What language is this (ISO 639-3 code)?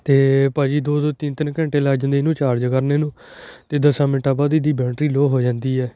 pan